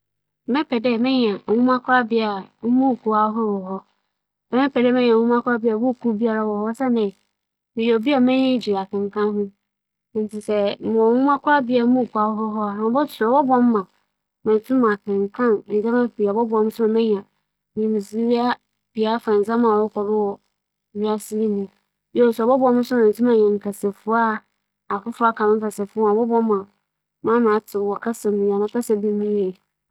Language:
Akan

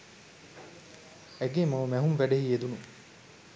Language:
Sinhala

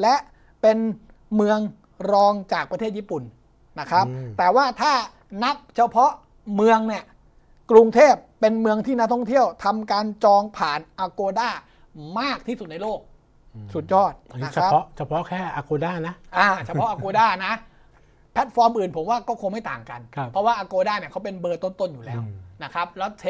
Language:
Thai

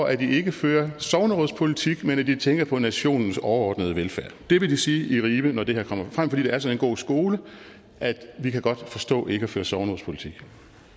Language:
Danish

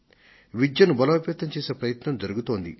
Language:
Telugu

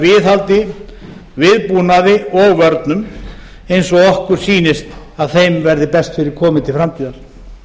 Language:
Icelandic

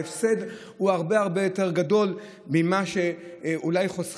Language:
Hebrew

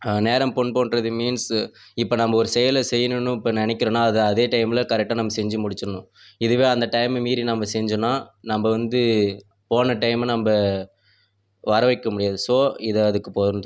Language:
Tamil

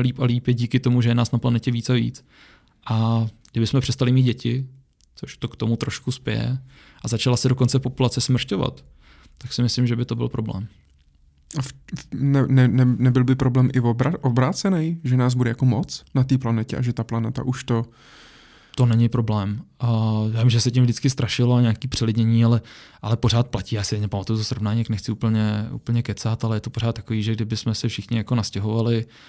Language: Czech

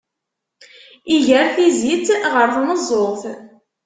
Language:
Kabyle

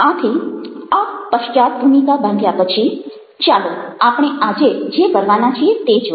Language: Gujarati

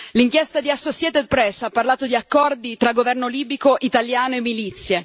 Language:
Italian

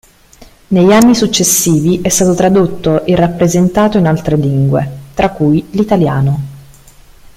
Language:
Italian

